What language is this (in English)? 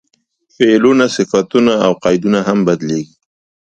Pashto